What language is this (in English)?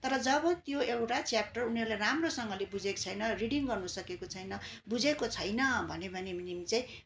Nepali